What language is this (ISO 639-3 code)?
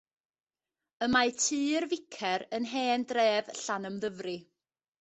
cym